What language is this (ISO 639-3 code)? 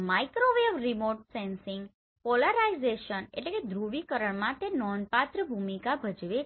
guj